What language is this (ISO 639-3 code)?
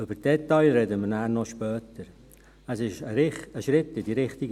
gsw